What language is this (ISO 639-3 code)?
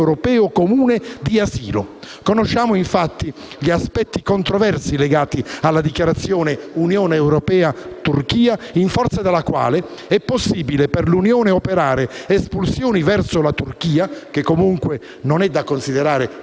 ita